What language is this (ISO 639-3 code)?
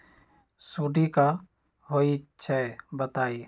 mag